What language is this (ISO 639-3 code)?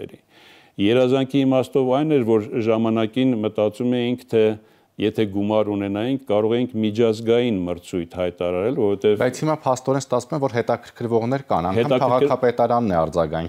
ron